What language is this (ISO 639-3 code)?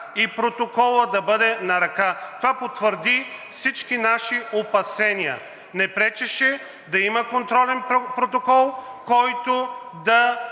bul